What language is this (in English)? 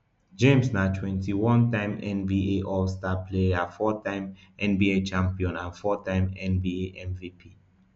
Nigerian Pidgin